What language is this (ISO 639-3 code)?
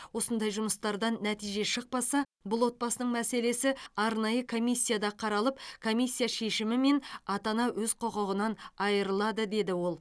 kaz